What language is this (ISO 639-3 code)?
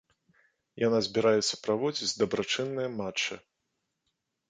bel